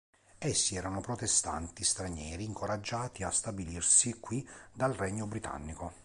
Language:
Italian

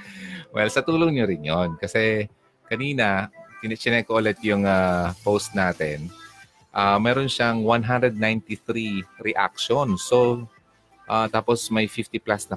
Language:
Filipino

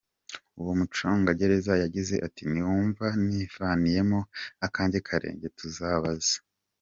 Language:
Kinyarwanda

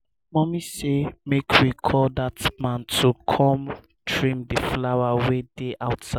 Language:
Nigerian Pidgin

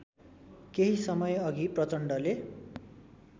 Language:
Nepali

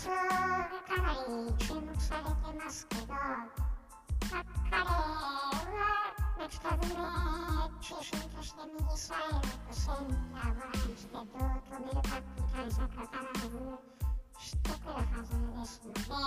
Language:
Japanese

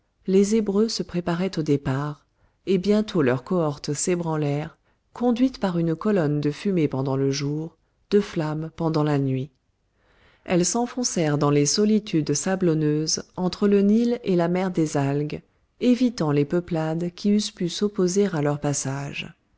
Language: French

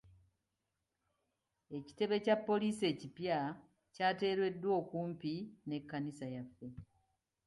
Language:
Ganda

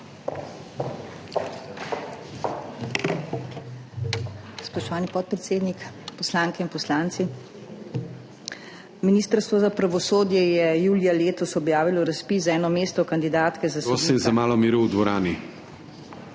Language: Slovenian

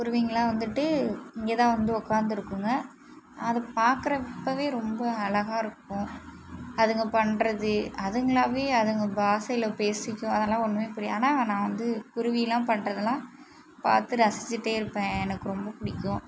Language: Tamil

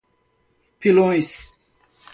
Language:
Portuguese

